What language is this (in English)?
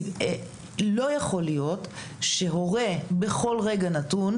Hebrew